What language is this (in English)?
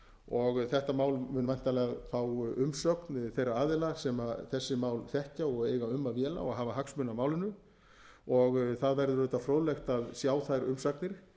Icelandic